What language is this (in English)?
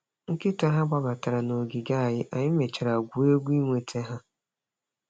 Igbo